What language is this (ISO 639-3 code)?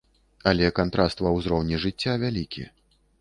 bel